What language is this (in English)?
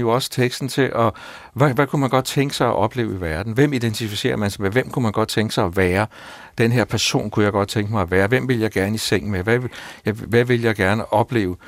Danish